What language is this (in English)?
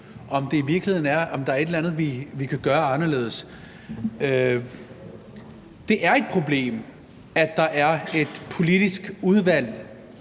Danish